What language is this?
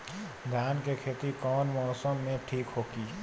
Bhojpuri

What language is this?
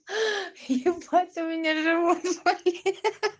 Russian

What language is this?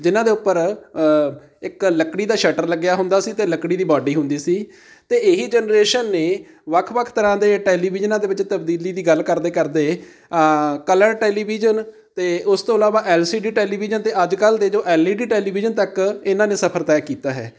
Punjabi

